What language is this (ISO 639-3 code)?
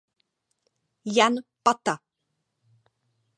ces